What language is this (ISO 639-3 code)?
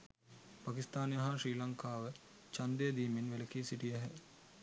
sin